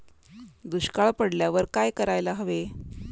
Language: Marathi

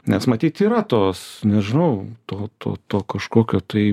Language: Lithuanian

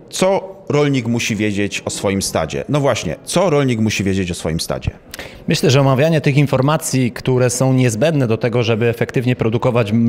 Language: Polish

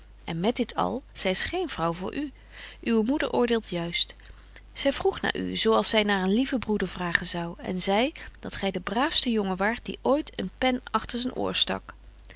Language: Dutch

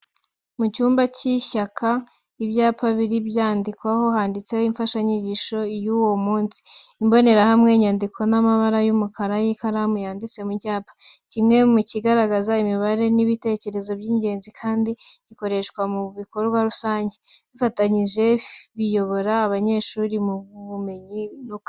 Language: Kinyarwanda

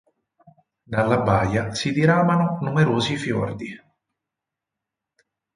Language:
Italian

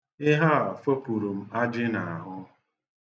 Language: Igbo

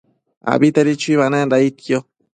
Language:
Matsés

